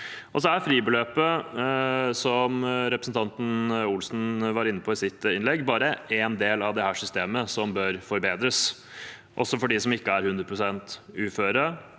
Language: Norwegian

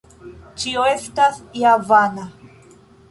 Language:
Esperanto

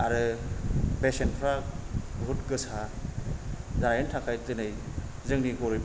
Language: Bodo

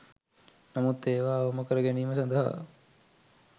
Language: Sinhala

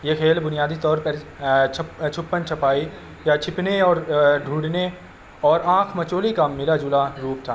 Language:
Urdu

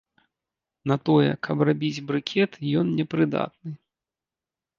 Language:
Belarusian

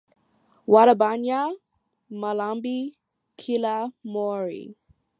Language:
English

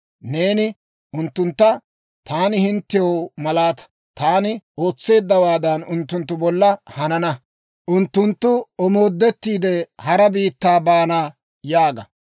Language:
Dawro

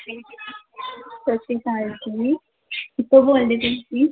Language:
Punjabi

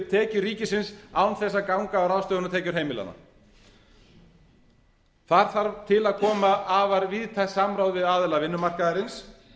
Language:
Icelandic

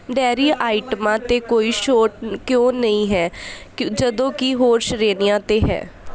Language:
Punjabi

